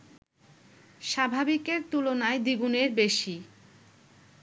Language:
Bangla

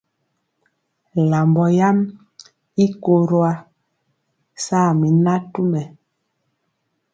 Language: Mpiemo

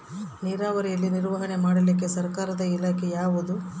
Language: Kannada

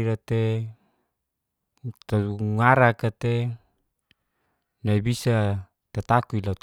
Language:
Geser-Gorom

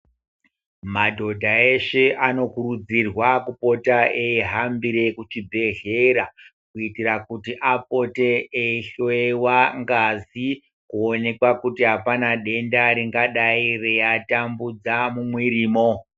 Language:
Ndau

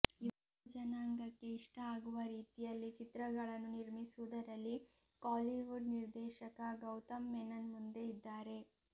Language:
Kannada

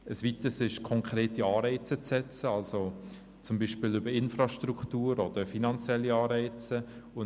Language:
Swiss German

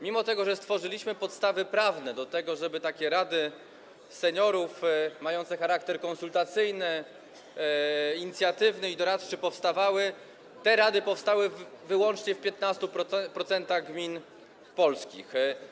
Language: Polish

